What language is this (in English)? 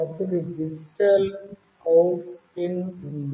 Telugu